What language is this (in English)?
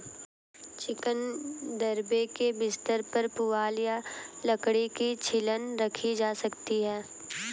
Hindi